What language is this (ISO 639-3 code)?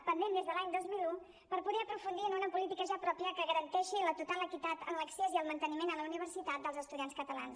cat